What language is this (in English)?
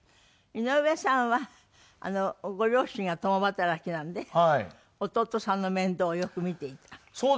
Japanese